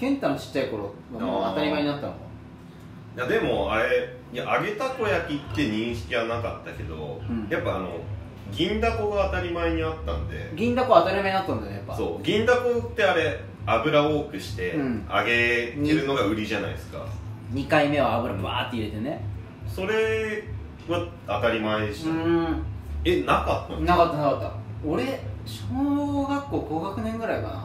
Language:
Japanese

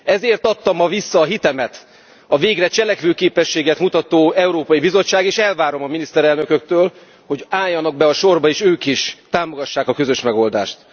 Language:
Hungarian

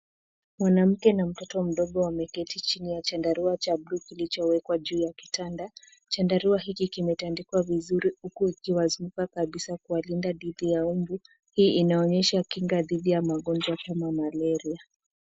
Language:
Swahili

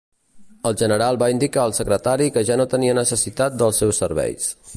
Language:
Catalan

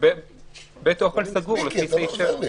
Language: Hebrew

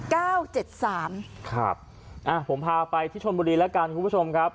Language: Thai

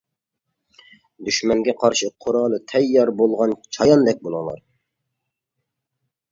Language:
Uyghur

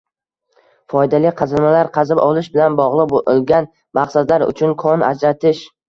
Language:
Uzbek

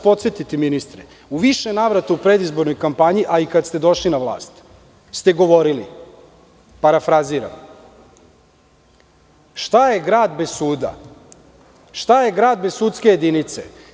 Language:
Serbian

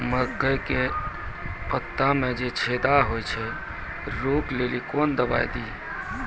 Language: Maithili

